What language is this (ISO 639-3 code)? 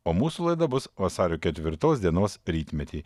lit